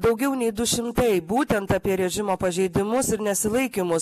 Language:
Lithuanian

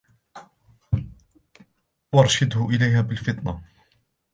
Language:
Arabic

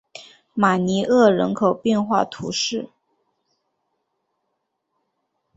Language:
Chinese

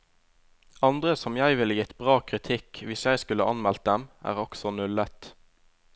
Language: Norwegian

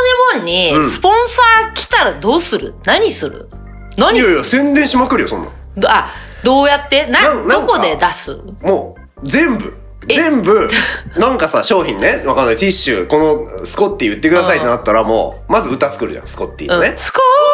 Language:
Japanese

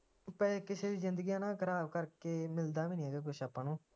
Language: Punjabi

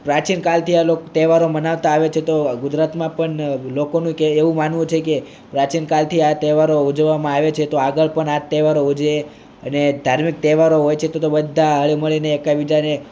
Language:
Gujarati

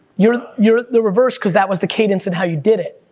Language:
English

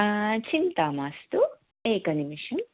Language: Sanskrit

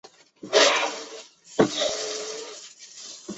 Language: Chinese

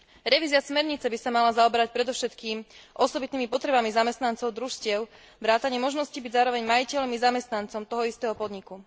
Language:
Slovak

